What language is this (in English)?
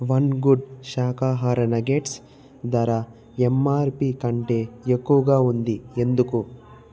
Telugu